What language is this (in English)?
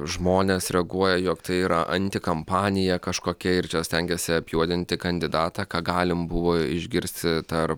Lithuanian